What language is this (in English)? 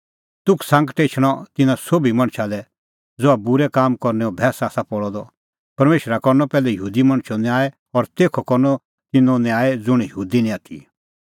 Kullu Pahari